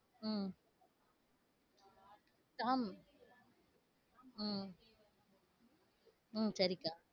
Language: Tamil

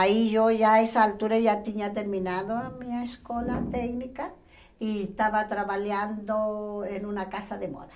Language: Portuguese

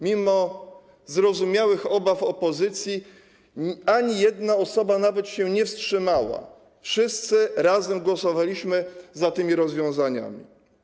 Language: Polish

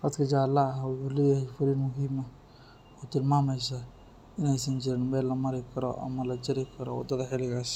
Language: Somali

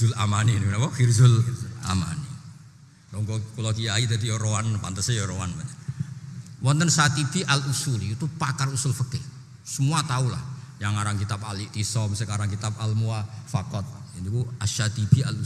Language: Indonesian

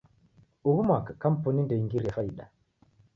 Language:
Taita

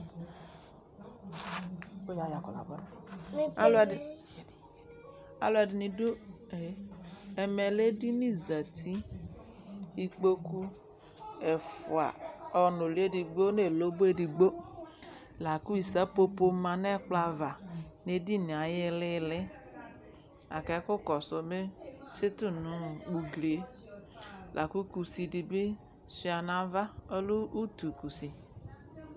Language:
Ikposo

